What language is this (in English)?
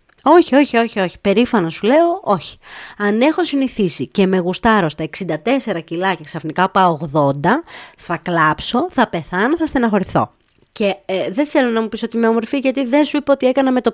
Greek